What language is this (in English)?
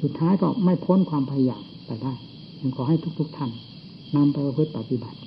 Thai